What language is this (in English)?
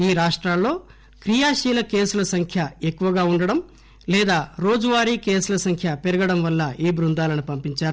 Telugu